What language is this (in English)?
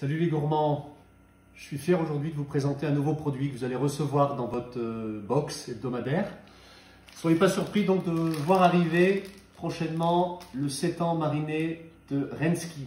French